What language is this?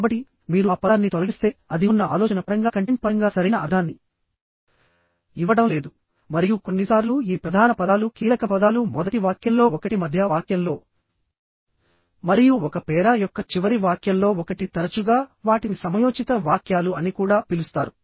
Telugu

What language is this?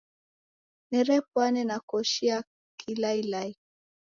Taita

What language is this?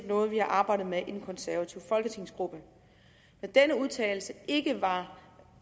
Danish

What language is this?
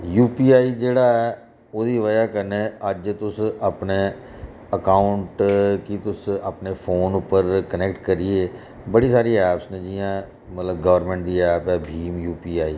Dogri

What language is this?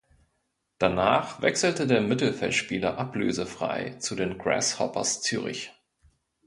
German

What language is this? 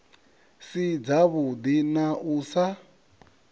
Venda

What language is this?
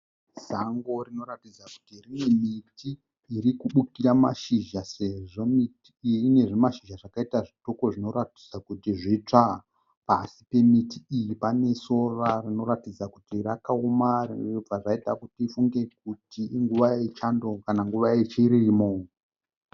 Shona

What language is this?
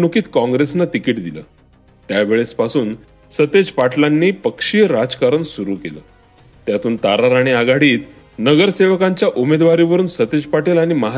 Marathi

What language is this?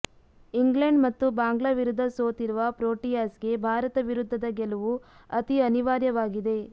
Kannada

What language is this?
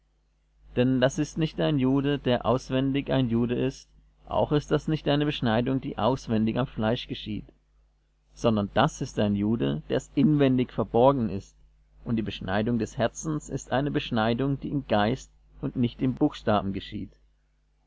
German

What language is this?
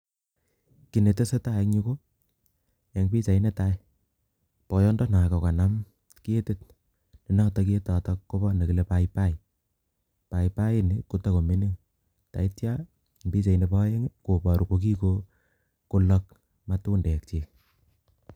Kalenjin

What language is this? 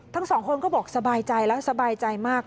Thai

